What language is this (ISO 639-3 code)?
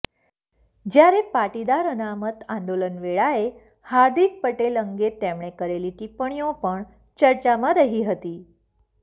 guj